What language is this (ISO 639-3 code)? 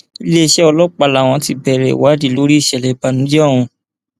yor